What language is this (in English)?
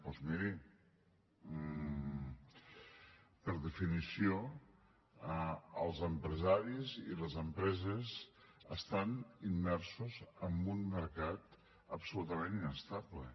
Catalan